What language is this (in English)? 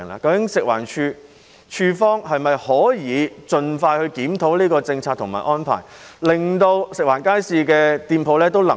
Cantonese